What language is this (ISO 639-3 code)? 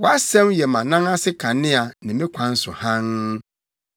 aka